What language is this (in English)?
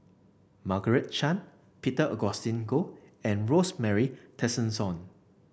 English